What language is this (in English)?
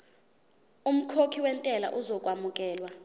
Zulu